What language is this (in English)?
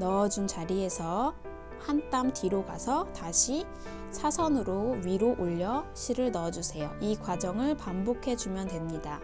Korean